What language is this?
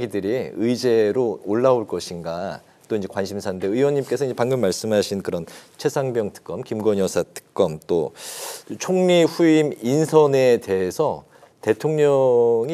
Korean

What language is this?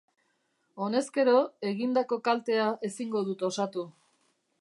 Basque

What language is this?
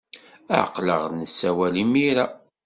Kabyle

